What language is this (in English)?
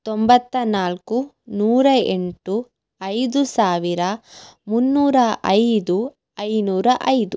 Kannada